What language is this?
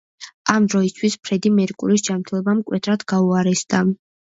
Georgian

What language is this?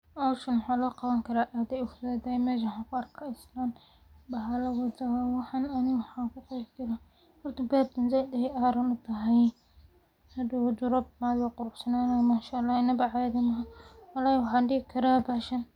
Somali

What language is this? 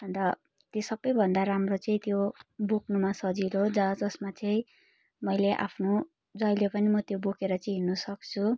Nepali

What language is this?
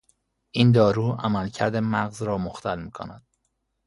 Persian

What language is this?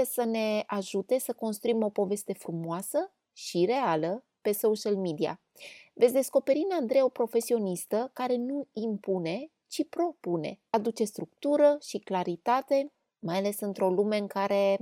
Romanian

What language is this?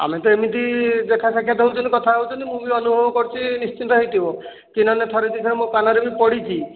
Odia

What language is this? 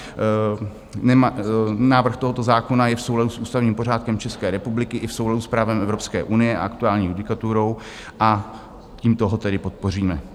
Czech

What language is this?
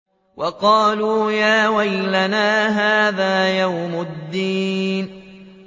Arabic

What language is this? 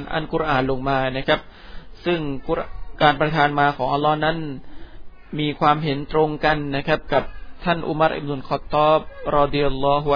Thai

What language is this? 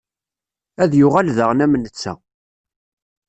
Kabyle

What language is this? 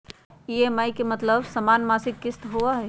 Magahi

